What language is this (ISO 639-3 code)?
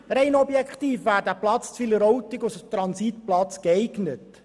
gsw